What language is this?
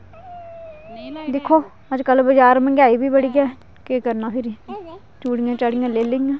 Dogri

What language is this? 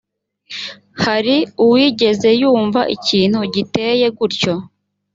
Kinyarwanda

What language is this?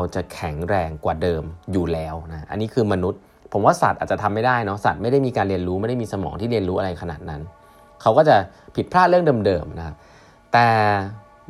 Thai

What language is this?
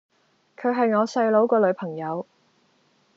Cantonese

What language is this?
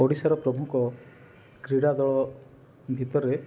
Odia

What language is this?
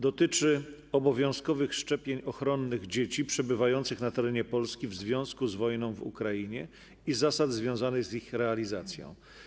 Polish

